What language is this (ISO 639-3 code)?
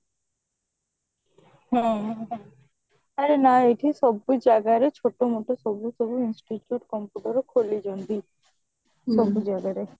ori